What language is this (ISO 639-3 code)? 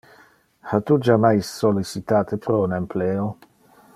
ina